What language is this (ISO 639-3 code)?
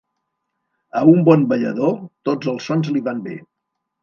cat